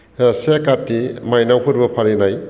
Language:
Bodo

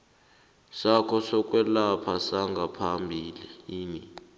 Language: South Ndebele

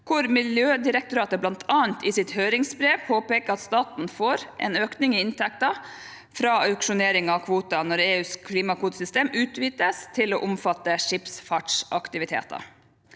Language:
Norwegian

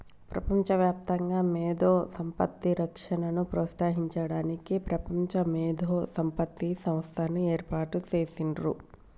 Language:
Telugu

